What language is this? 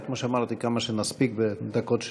Hebrew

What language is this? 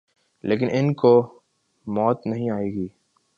Urdu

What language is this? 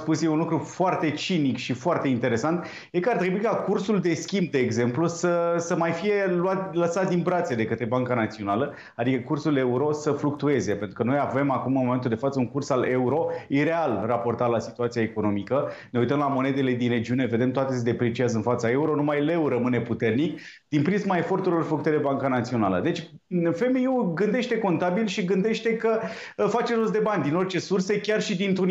Romanian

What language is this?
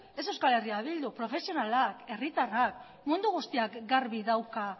Basque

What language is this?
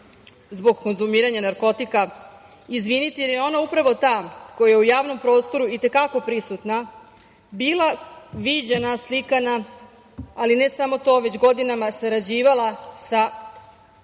Serbian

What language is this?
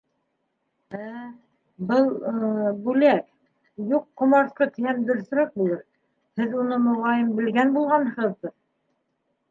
Bashkir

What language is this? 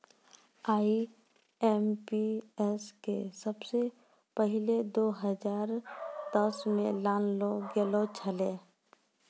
Maithili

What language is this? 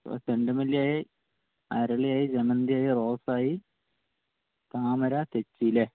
Malayalam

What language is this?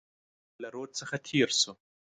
Pashto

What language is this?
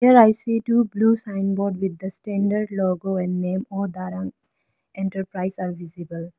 English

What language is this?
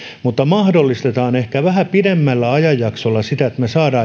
Finnish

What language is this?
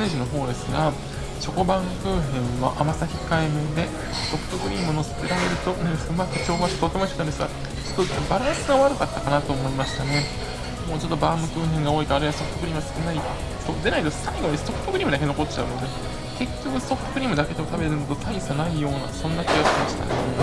Japanese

